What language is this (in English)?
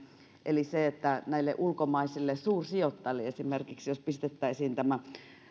Finnish